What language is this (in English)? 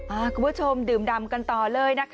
Thai